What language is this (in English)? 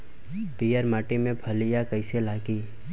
Bhojpuri